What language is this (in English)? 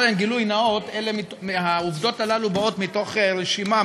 Hebrew